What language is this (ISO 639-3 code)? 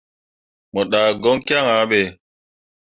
mua